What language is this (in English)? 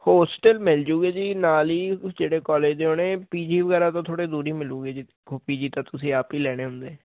Punjabi